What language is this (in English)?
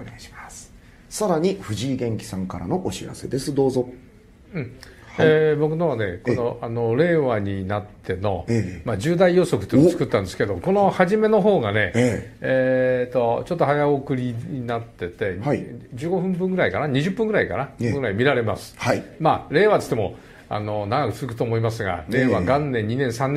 Japanese